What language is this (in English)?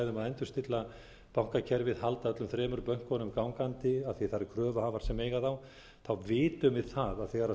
Icelandic